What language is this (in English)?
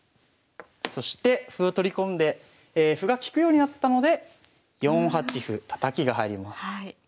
Japanese